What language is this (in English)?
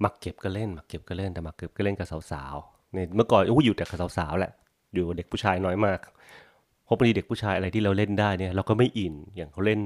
Thai